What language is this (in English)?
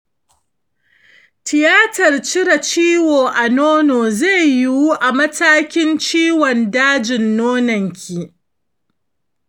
Hausa